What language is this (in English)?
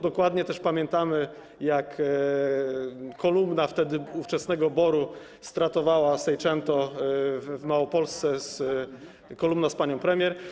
Polish